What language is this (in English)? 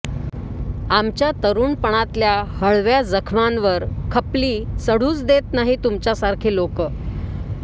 Marathi